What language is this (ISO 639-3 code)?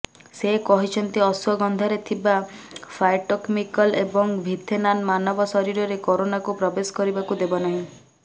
ori